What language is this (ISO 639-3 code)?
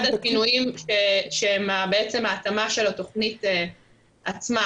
heb